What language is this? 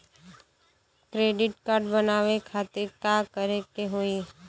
Bhojpuri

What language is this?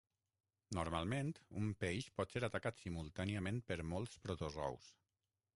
Catalan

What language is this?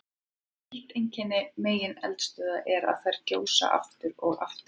Icelandic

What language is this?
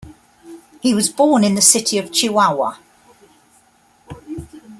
English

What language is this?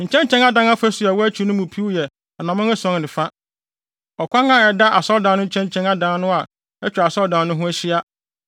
Akan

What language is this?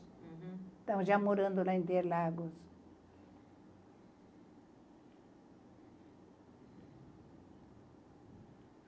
Portuguese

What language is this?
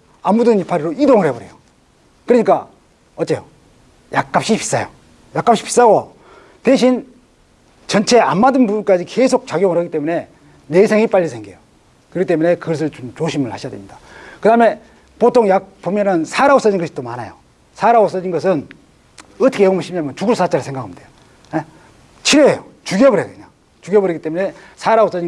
Korean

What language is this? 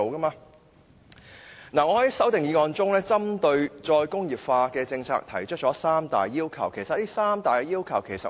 Cantonese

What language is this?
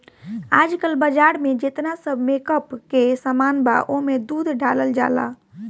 Bhojpuri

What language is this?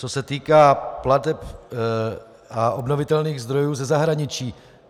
Czech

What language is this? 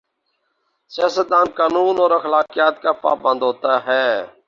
Urdu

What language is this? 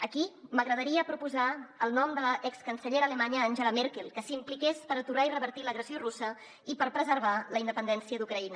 Catalan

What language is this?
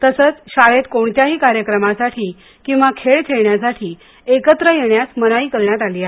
Marathi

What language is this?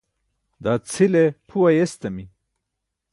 Burushaski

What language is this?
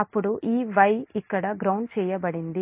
Telugu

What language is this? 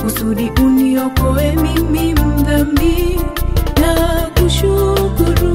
Indonesian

